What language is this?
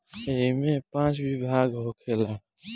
Bhojpuri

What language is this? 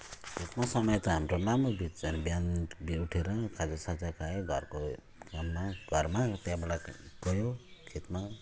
Nepali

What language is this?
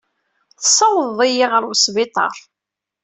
Kabyle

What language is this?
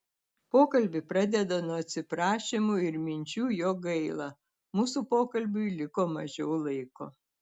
Lithuanian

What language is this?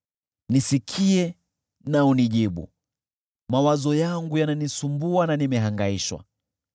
Swahili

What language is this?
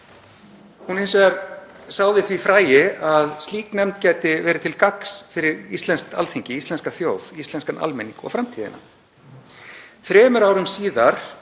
Icelandic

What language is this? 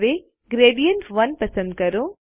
Gujarati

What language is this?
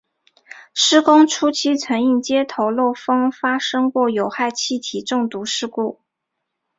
Chinese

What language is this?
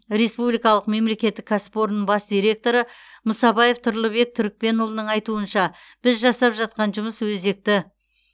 Kazakh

